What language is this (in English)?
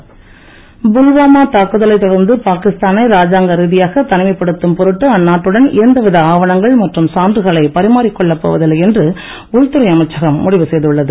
Tamil